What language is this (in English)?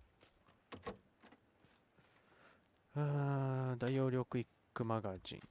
Japanese